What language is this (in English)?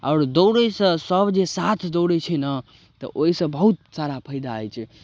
Maithili